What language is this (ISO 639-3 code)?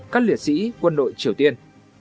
vie